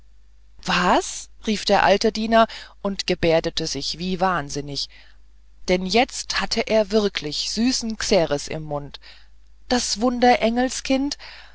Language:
German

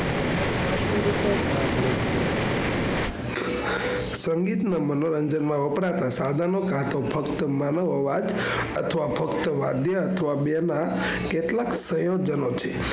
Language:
Gujarati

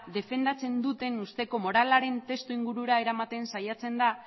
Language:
Basque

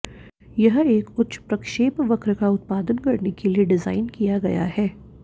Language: Hindi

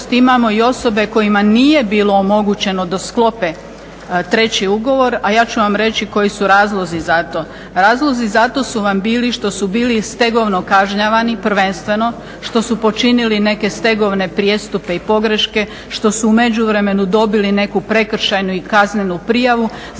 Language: Croatian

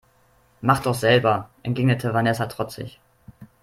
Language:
German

